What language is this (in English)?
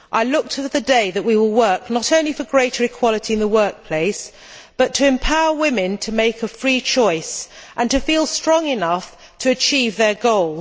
English